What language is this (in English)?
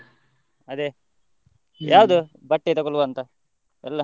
Kannada